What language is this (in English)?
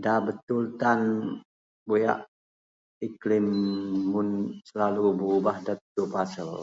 Central Melanau